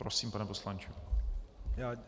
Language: Czech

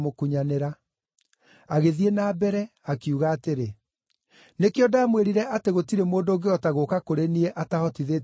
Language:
Kikuyu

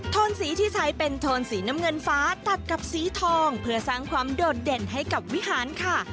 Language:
Thai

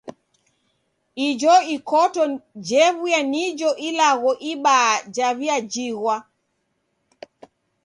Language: Taita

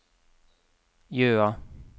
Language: Norwegian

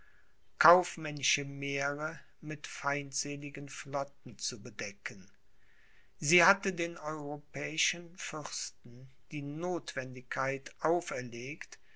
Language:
German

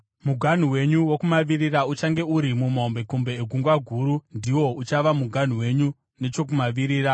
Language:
Shona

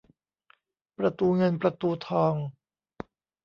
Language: Thai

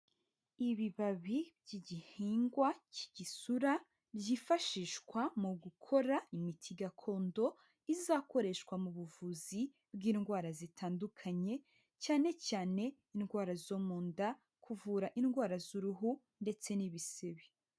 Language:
Kinyarwanda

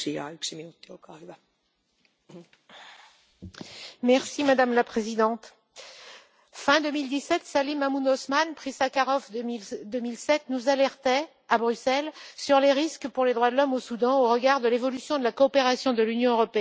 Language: French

